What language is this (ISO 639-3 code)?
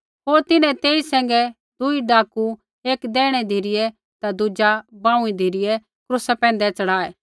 kfx